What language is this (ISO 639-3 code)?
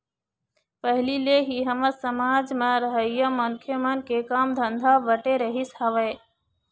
hne